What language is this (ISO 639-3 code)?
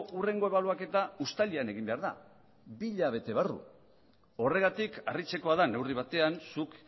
eus